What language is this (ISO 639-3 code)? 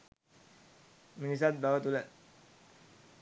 sin